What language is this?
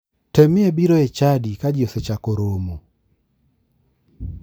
Luo (Kenya and Tanzania)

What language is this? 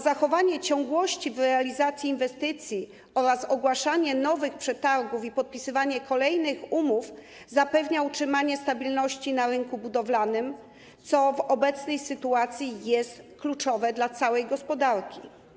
Polish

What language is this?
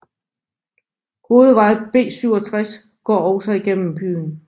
Danish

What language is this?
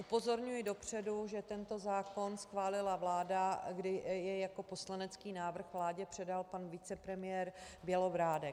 Czech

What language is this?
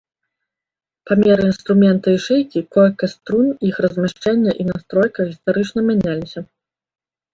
Belarusian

